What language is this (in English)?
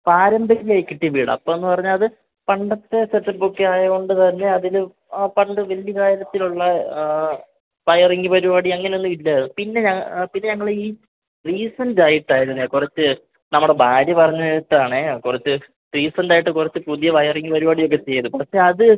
Malayalam